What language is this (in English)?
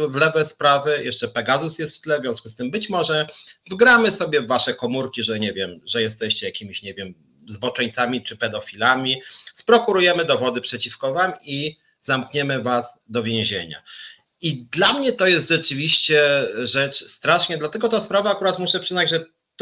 Polish